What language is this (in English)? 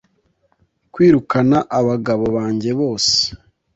Kinyarwanda